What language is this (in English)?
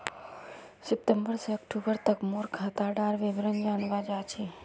Magahi